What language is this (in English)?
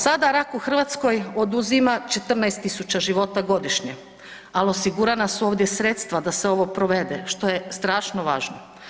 Croatian